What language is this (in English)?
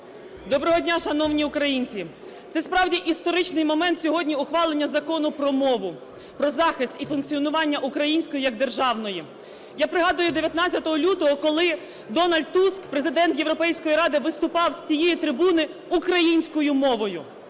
Ukrainian